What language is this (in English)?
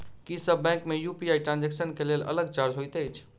Maithili